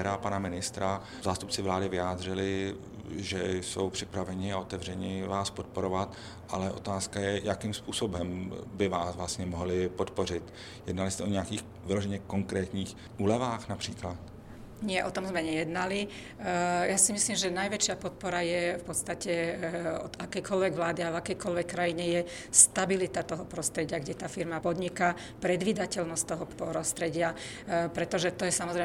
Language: Czech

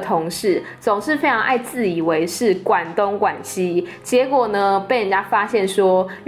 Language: Chinese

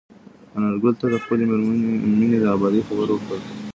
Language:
Pashto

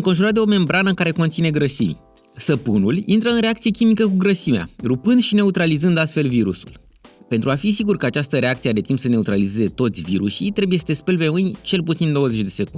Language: Romanian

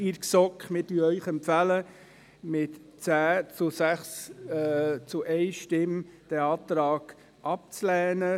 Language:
Swiss German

